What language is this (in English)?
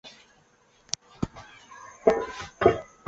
Chinese